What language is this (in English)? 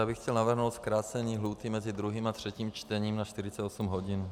Czech